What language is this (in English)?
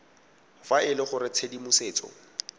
Tswana